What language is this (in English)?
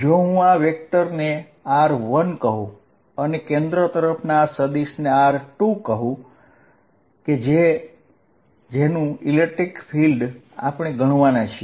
Gujarati